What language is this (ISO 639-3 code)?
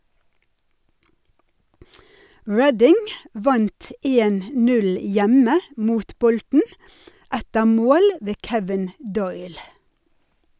nor